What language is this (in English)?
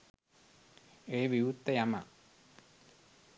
Sinhala